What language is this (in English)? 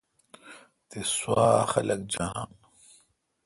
Kalkoti